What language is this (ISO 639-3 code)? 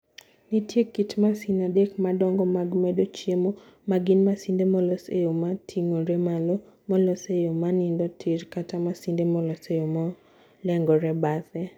luo